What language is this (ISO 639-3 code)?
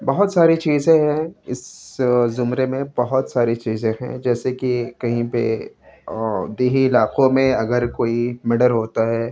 urd